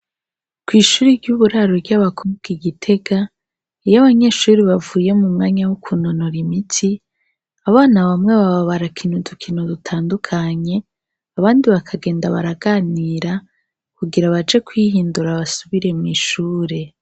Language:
Rundi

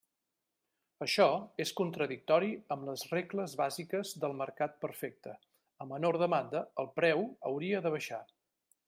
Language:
Catalan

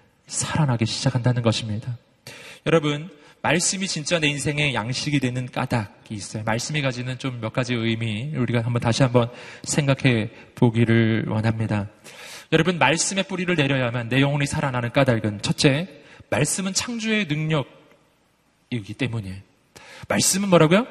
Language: Korean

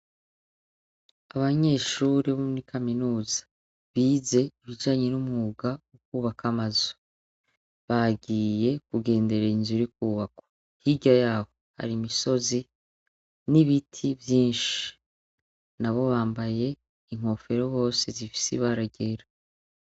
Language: Rundi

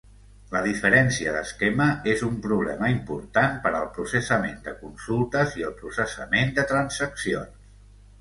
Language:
Catalan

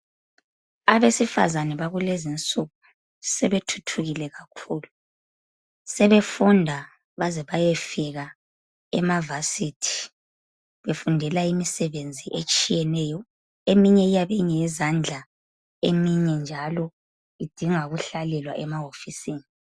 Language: North Ndebele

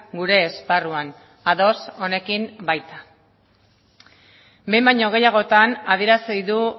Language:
Basque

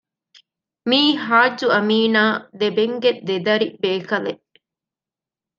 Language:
Divehi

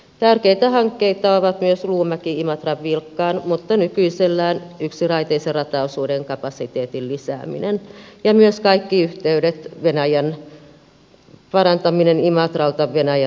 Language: Finnish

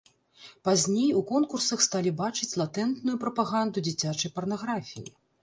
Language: Belarusian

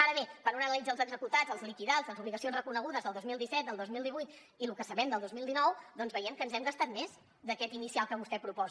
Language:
Catalan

